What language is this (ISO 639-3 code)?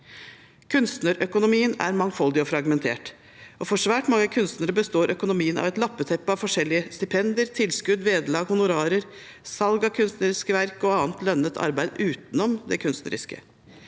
nor